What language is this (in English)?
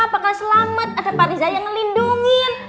Indonesian